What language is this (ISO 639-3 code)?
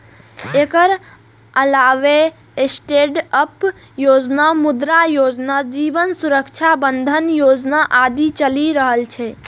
mai